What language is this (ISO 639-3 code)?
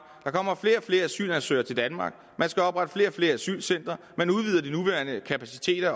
dan